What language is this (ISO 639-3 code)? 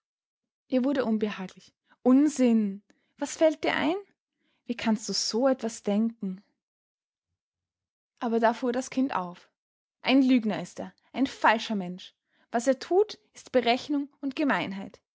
deu